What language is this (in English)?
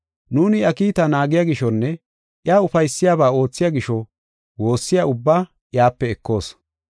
Gofa